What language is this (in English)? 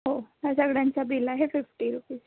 Marathi